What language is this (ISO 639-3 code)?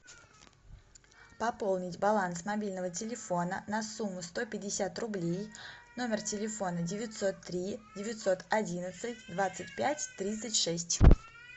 rus